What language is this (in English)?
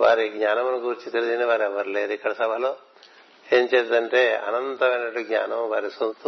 Telugu